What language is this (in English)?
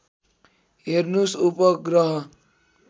Nepali